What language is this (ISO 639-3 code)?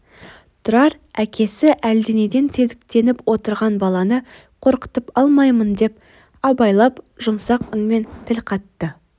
kaz